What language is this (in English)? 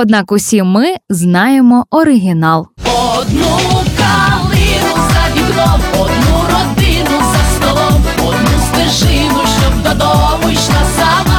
Ukrainian